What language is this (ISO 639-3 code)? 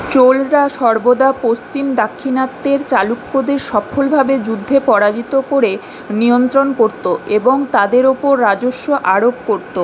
ben